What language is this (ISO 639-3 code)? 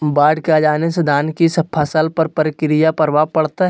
mag